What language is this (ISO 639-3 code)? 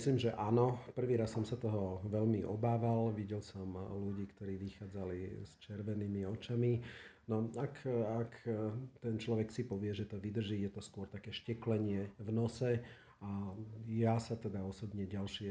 slk